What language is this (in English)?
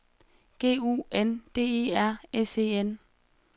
Danish